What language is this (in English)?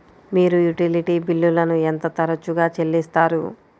Telugu